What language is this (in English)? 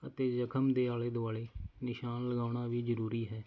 Punjabi